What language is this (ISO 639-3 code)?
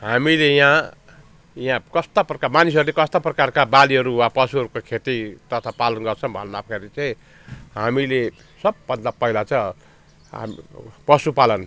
nep